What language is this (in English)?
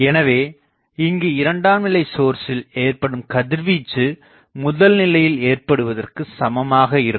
Tamil